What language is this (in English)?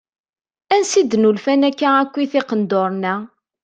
Kabyle